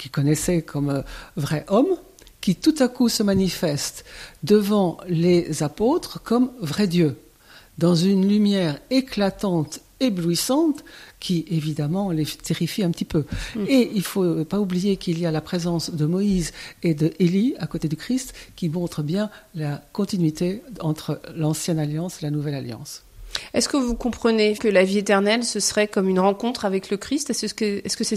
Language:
French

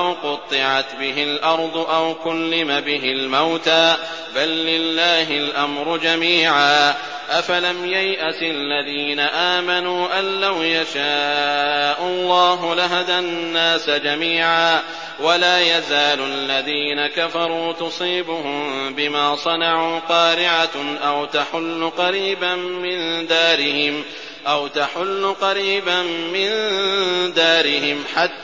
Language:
Arabic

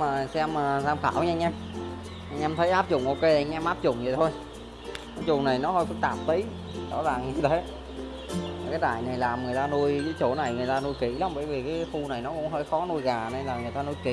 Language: Vietnamese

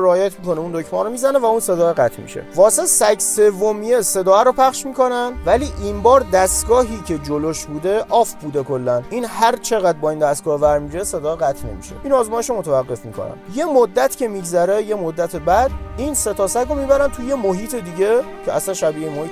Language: Persian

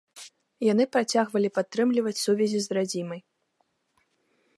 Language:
Belarusian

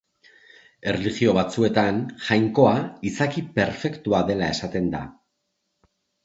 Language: Basque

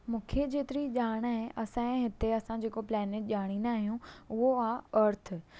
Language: Sindhi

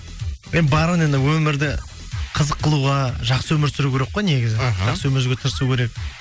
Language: Kazakh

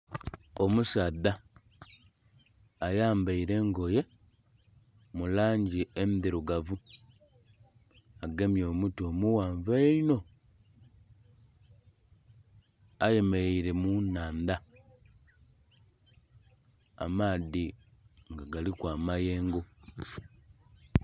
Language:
Soga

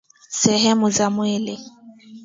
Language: Swahili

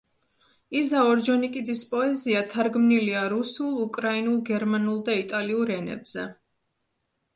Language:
Georgian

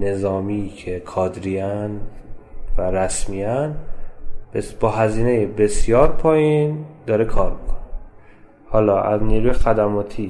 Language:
Persian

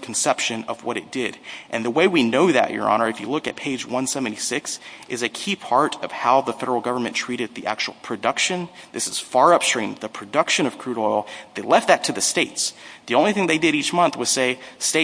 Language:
English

